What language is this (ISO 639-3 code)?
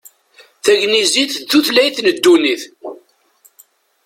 kab